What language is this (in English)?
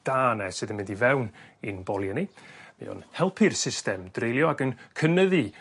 Welsh